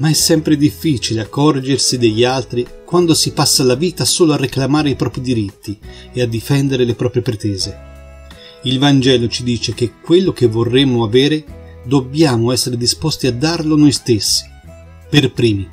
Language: Italian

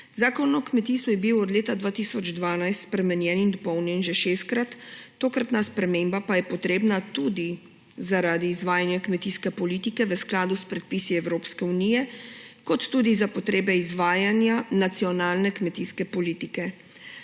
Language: Slovenian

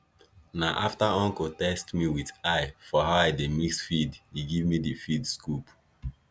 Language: Nigerian Pidgin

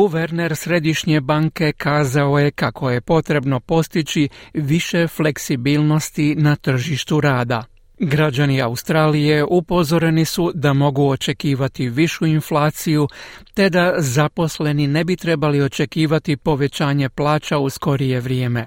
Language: Croatian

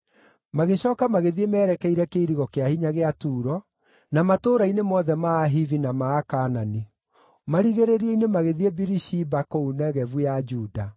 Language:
Kikuyu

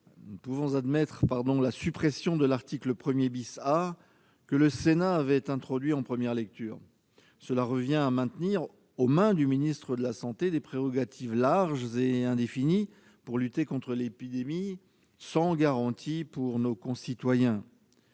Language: French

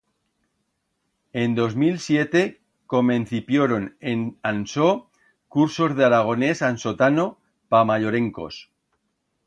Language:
Aragonese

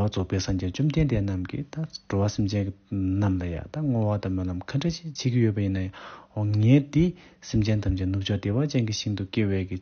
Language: Korean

